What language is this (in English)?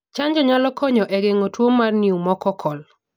Luo (Kenya and Tanzania)